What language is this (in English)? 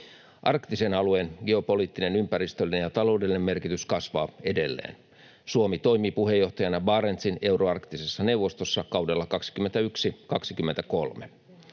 Finnish